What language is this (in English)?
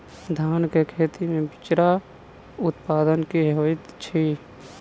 Maithili